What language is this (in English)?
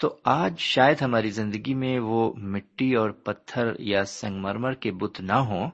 Urdu